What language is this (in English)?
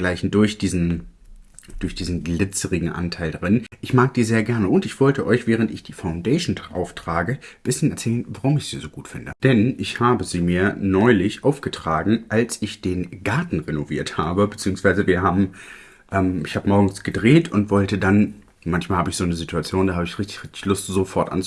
German